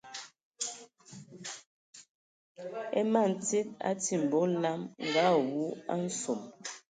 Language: Ewondo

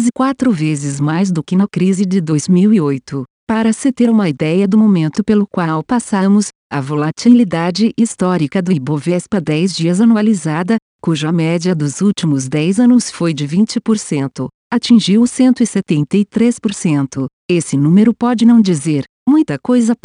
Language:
Portuguese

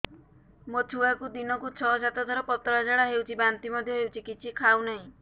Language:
Odia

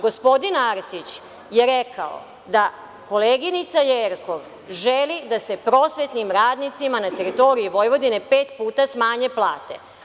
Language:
Serbian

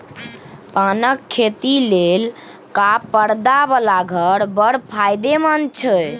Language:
Maithili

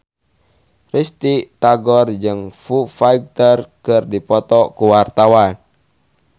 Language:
Sundanese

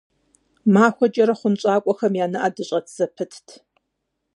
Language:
Kabardian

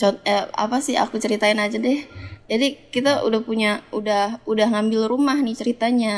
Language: Indonesian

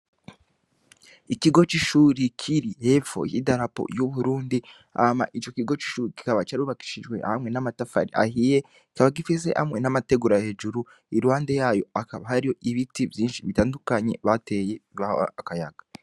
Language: Rundi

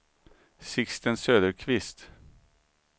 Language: Swedish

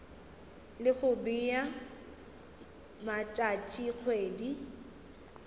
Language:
Northern Sotho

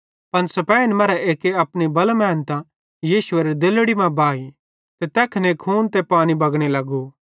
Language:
Bhadrawahi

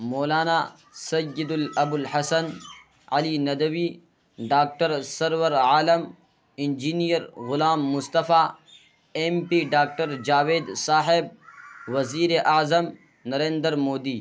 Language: Urdu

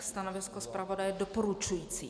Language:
Czech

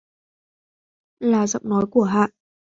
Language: Vietnamese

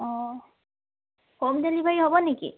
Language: Assamese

